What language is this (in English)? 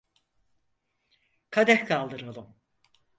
Turkish